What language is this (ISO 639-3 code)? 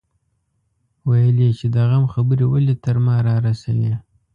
pus